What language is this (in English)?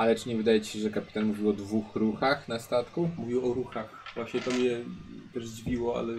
Polish